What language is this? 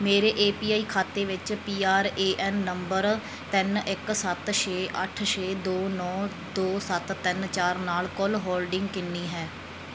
Punjabi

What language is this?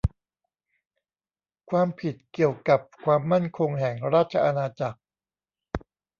Thai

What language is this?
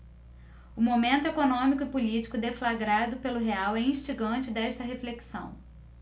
Portuguese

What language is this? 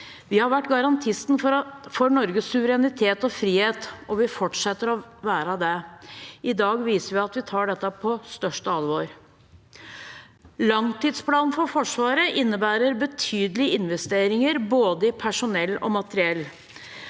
Norwegian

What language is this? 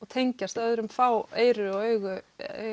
Icelandic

